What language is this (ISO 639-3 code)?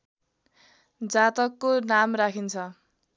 nep